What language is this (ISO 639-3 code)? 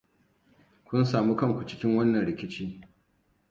hau